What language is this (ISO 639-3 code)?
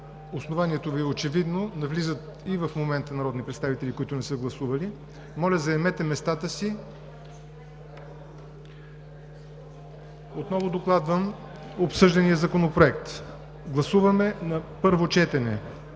bul